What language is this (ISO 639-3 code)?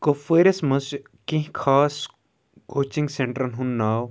kas